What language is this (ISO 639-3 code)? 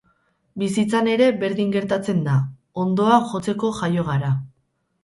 eus